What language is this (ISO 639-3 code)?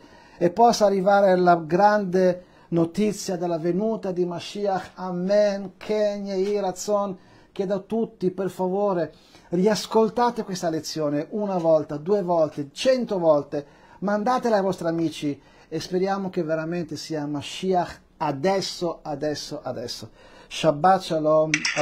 ita